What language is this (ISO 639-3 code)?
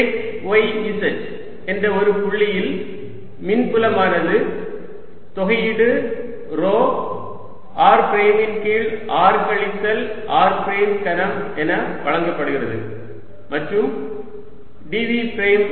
tam